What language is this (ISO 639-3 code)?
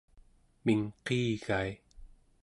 esu